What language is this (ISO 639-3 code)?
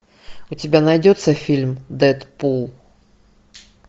rus